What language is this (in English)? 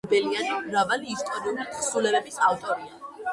Georgian